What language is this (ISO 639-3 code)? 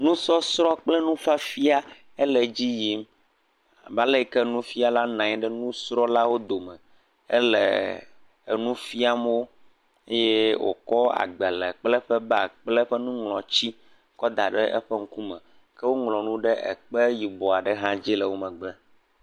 ewe